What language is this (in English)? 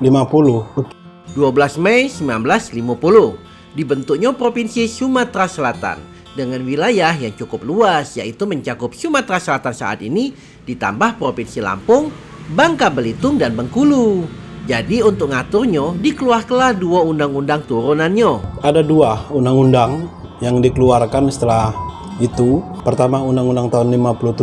Indonesian